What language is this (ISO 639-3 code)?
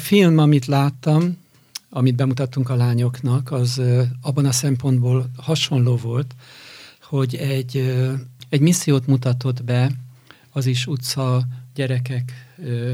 hun